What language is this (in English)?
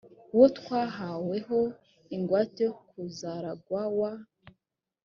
Kinyarwanda